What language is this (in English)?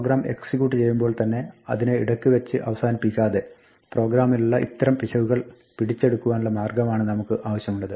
Malayalam